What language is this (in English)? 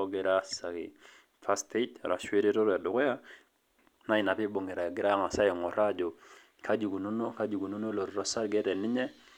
Masai